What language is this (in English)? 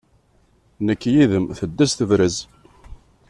Kabyle